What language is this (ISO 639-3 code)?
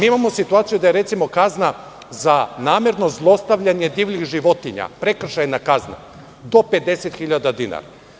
srp